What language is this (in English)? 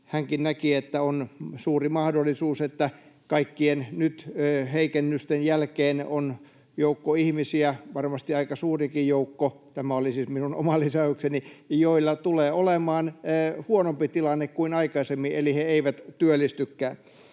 Finnish